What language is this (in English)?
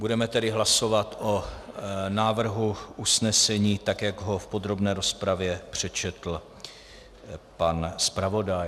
Czech